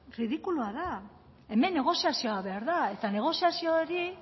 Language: Basque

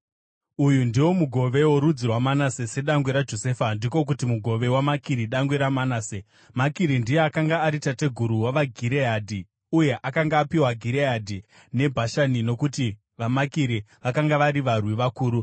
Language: Shona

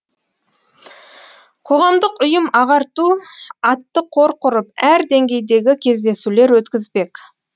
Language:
Kazakh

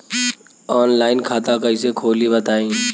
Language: Bhojpuri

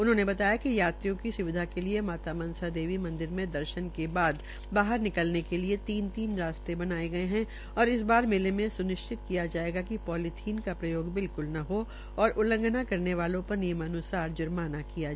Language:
Hindi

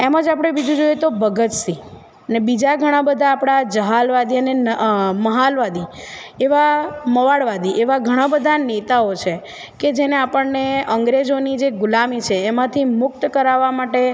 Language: Gujarati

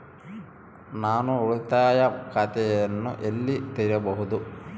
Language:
Kannada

